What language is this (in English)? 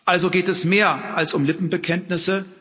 German